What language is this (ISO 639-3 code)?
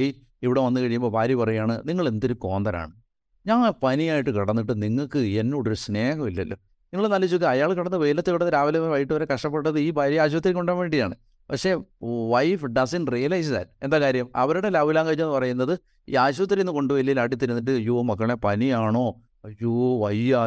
mal